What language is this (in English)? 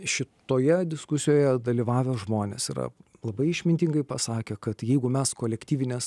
Lithuanian